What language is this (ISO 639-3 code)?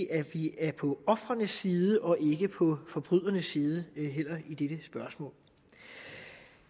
dan